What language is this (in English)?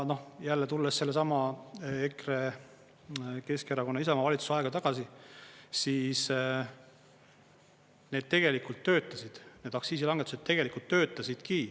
Estonian